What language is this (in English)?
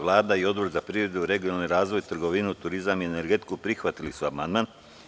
Serbian